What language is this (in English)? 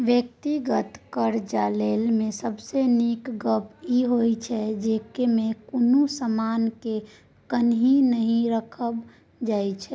Maithili